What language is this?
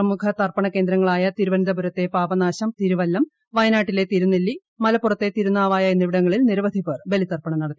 Malayalam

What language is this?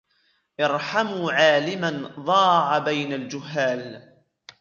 Arabic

